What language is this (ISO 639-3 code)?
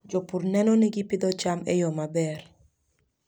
luo